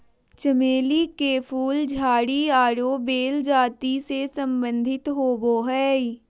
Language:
Magahi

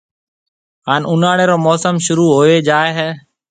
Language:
Marwari (Pakistan)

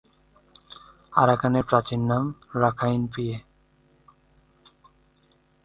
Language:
Bangla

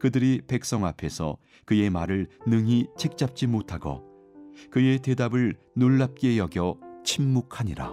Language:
Korean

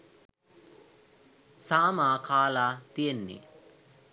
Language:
Sinhala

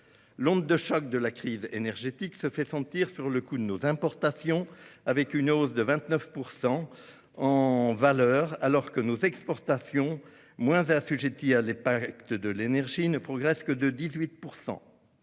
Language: French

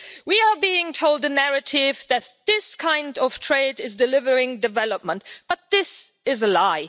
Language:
English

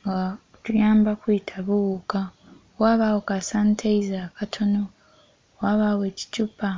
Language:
Soga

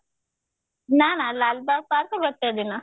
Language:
Odia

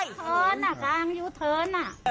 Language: Thai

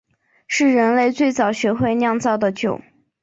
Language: Chinese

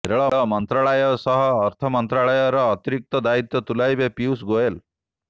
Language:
Odia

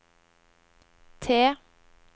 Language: Norwegian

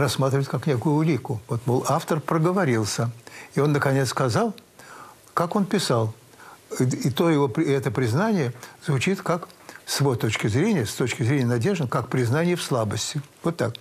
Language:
Russian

